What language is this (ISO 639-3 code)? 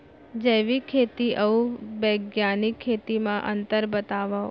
hne